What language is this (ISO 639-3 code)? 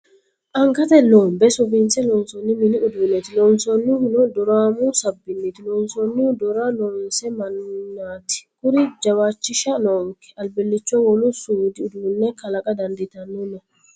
sid